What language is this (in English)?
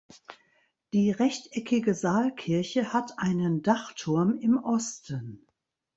German